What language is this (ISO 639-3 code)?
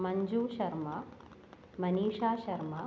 san